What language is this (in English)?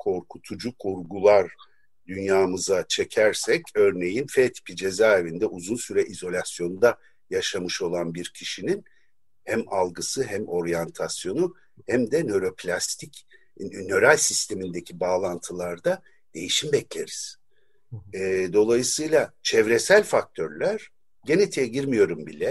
Turkish